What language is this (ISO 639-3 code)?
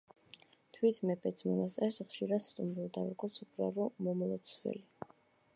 kat